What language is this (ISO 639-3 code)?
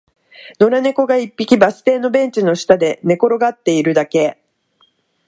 jpn